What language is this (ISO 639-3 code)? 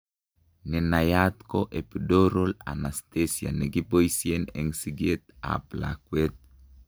kln